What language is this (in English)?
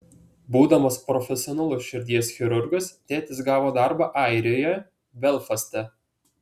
Lithuanian